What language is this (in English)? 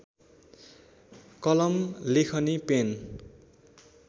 Nepali